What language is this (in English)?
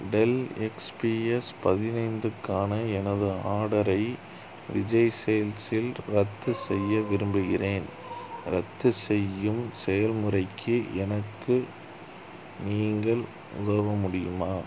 Tamil